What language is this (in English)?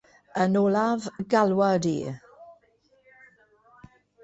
Welsh